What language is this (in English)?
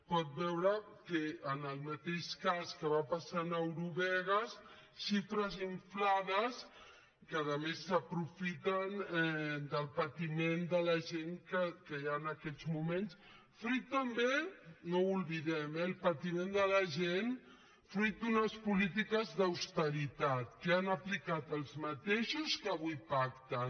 Catalan